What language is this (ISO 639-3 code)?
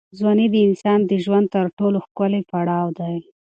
pus